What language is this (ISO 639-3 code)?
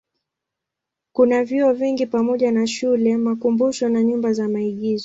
swa